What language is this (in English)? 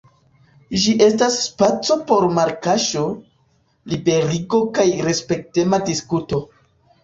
Esperanto